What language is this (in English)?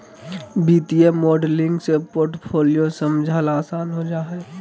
Magahi